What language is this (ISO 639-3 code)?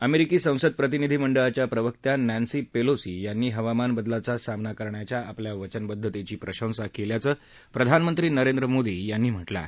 mar